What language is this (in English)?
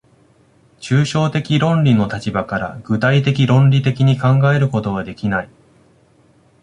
Japanese